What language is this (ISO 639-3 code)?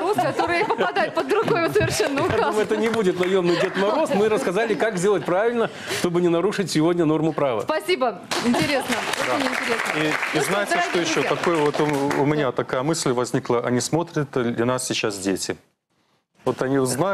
rus